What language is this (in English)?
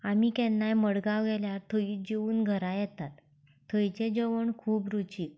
Konkani